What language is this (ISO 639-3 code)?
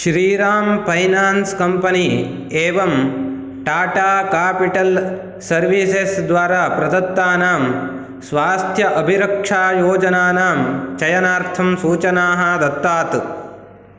san